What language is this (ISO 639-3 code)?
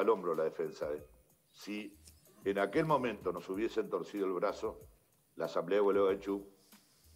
spa